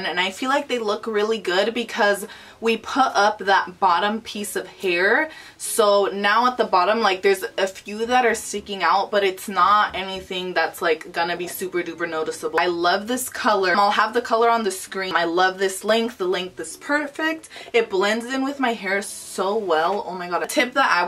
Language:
English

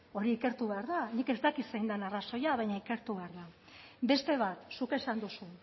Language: Basque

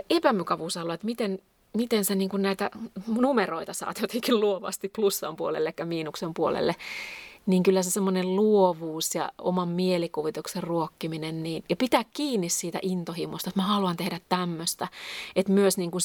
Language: Finnish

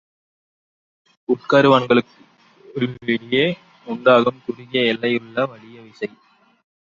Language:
Tamil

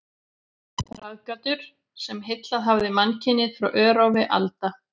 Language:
Icelandic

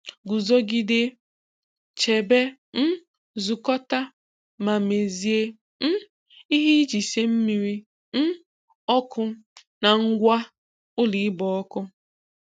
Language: Igbo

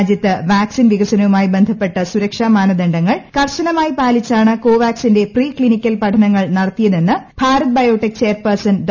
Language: Malayalam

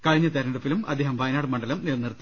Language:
Malayalam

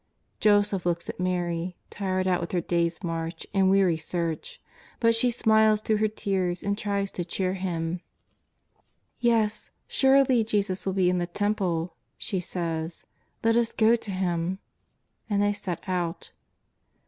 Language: English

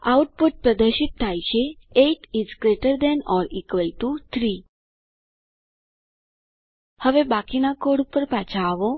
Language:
Gujarati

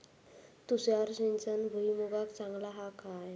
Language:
Marathi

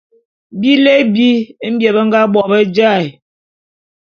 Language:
Bulu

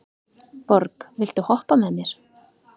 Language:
Icelandic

